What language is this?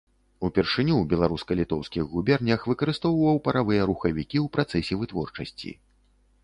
Belarusian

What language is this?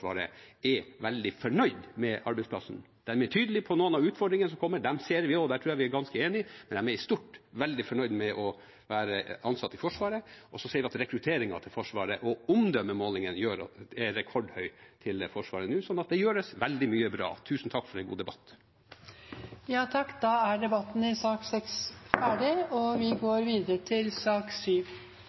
Norwegian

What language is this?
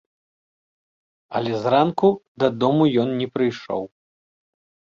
Belarusian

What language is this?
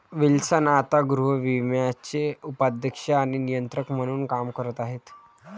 Marathi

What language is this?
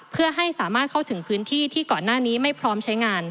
Thai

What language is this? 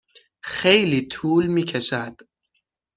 Persian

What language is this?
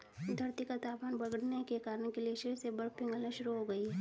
Hindi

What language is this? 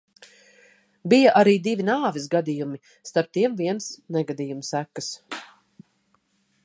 Latvian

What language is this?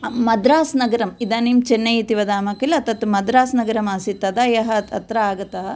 Sanskrit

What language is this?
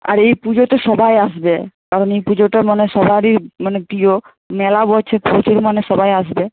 Bangla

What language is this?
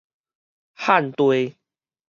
Min Nan Chinese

